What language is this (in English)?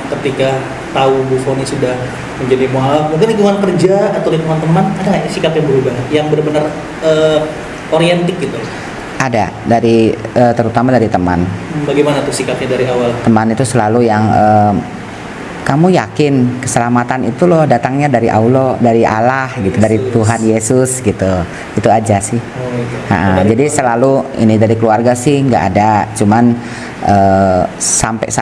Indonesian